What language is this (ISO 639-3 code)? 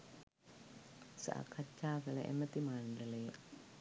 sin